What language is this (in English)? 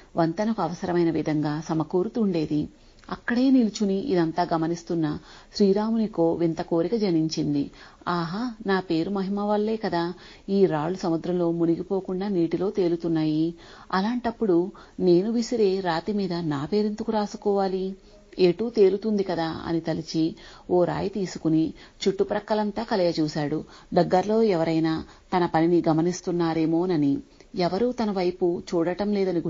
Telugu